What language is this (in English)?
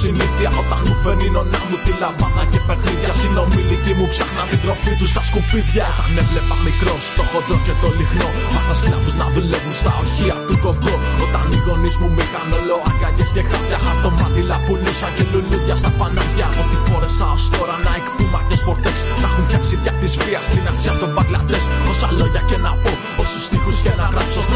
Greek